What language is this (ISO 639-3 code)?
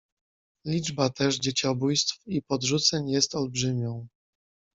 pol